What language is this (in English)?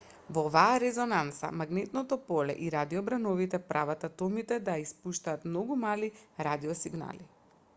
Macedonian